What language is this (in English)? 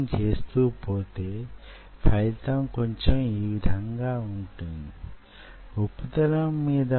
Telugu